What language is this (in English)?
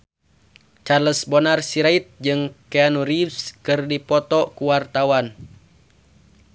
Sundanese